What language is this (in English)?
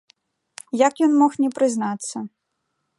Belarusian